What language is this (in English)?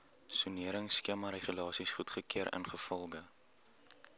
Afrikaans